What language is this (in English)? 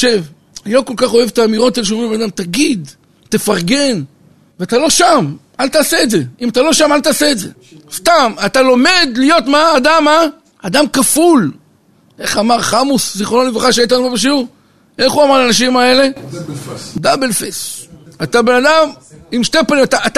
Hebrew